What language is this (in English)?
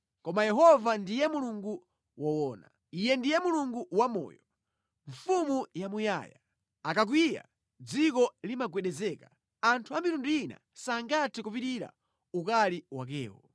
Nyanja